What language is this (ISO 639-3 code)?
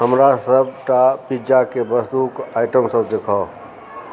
mai